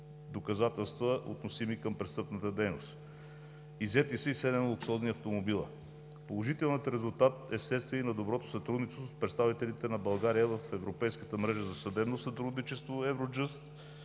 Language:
Bulgarian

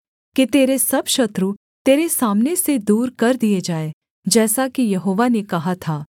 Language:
Hindi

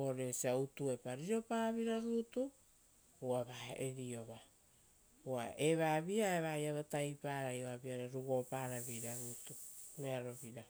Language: Rotokas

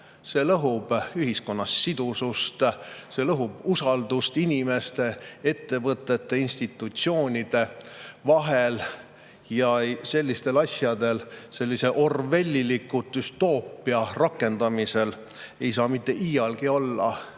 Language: Estonian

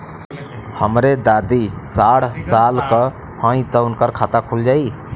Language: Bhojpuri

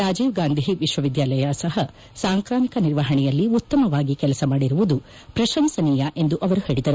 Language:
Kannada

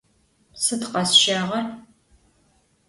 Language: Adyghe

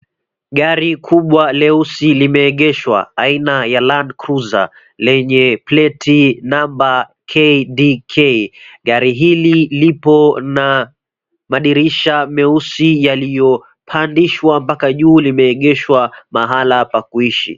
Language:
Swahili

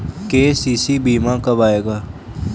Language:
Hindi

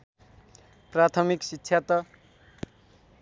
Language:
Nepali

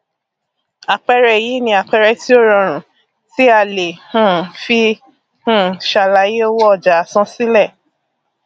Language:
Yoruba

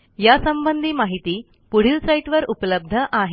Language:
Marathi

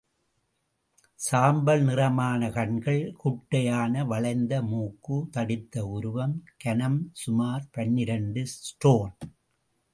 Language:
Tamil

